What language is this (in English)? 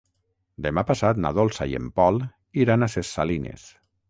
Catalan